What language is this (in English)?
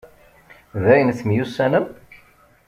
Kabyle